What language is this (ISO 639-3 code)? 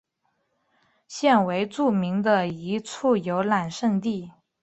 zho